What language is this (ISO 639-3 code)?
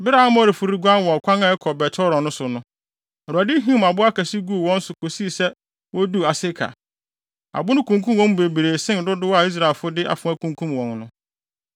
aka